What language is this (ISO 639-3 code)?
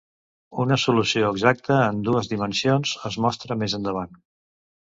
cat